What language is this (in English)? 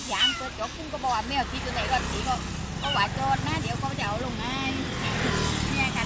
Thai